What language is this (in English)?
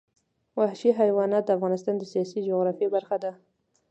Pashto